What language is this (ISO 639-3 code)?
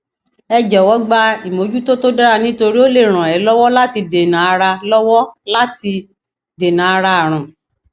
yor